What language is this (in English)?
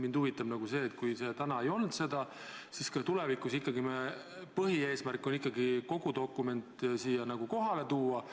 Estonian